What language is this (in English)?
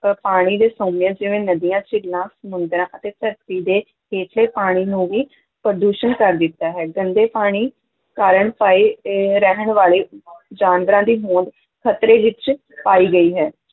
Punjabi